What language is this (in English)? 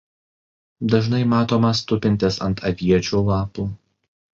Lithuanian